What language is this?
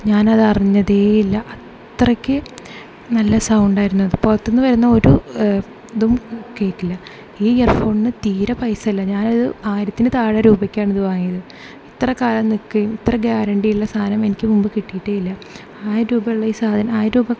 Malayalam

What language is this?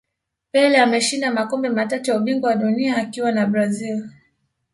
Swahili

